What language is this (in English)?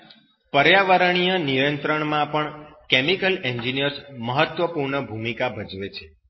Gujarati